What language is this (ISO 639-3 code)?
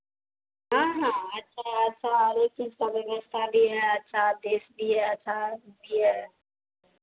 hin